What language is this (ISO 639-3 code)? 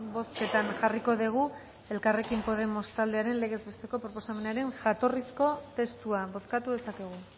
eus